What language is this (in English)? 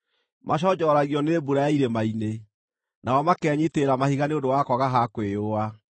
Kikuyu